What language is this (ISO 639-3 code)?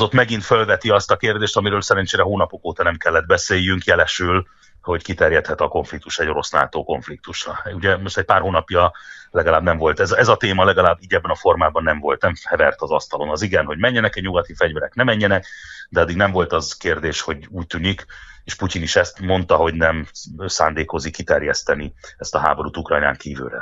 hun